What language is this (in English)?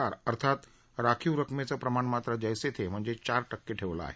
Marathi